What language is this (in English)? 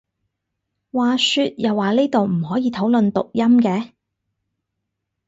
Cantonese